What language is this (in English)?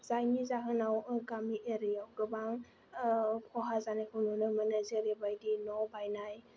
Bodo